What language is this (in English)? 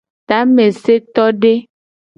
Gen